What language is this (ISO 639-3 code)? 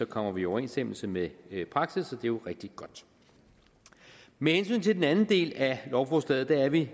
dan